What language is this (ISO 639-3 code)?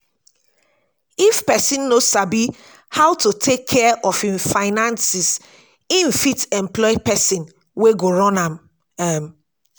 pcm